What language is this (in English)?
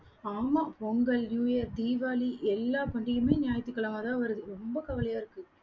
Tamil